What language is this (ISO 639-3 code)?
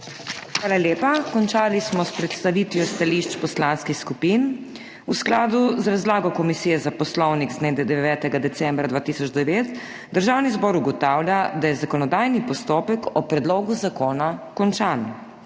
slv